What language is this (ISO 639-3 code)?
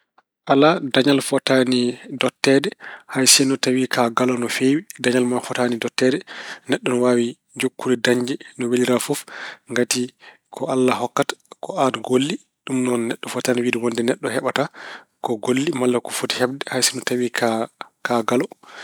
ful